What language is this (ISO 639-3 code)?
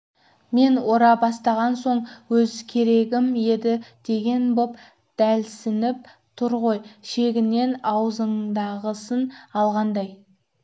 kaz